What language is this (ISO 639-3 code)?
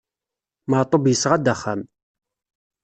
kab